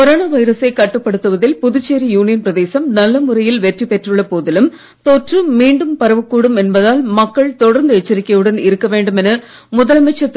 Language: Tamil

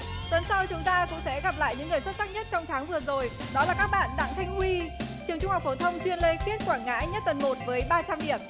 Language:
Vietnamese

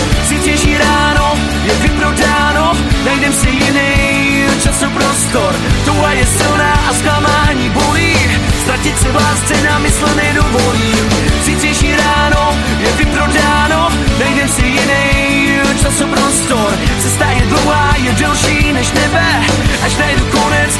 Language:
Czech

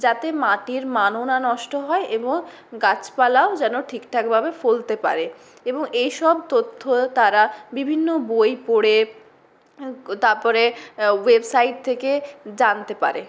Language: Bangla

